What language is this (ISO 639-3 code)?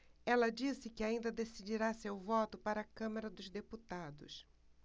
por